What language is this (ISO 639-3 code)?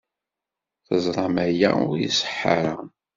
kab